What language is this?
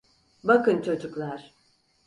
Turkish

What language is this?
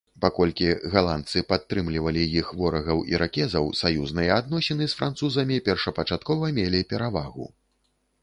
Belarusian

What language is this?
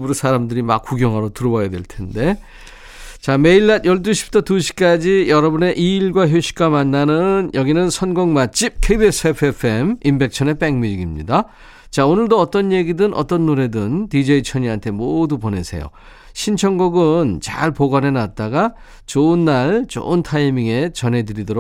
Korean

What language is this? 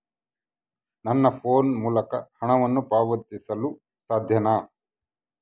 Kannada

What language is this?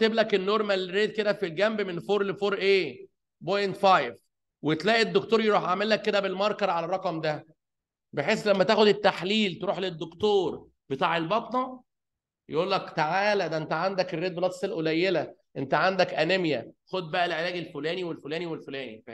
Arabic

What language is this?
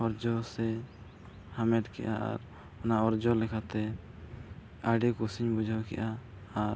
Santali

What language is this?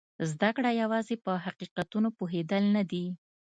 Pashto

